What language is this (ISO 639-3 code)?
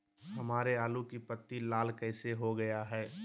mag